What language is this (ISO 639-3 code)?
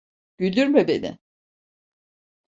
tur